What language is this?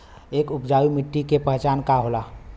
Bhojpuri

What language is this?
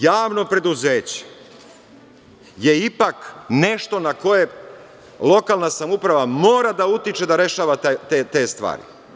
Serbian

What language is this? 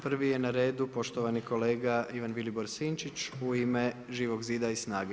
Croatian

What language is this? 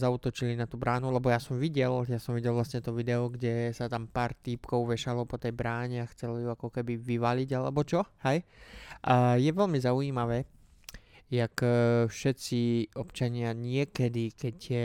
Slovak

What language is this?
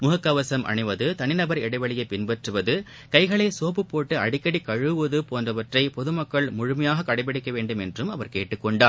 Tamil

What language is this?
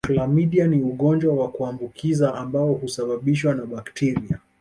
Swahili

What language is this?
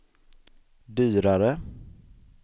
Swedish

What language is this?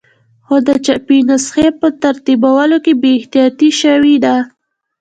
Pashto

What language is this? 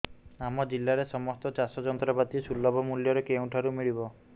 Odia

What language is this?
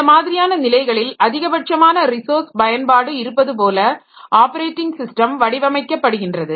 Tamil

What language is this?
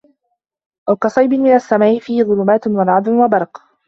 Arabic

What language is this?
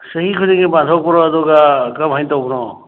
Manipuri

